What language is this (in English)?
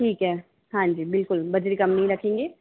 Hindi